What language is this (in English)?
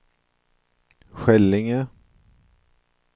Swedish